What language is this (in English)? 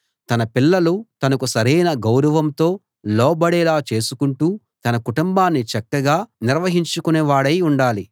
Telugu